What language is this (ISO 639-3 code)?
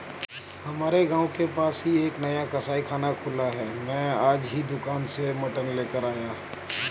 hin